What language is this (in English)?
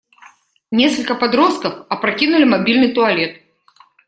Russian